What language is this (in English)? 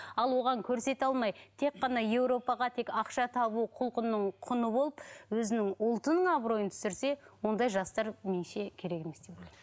Kazakh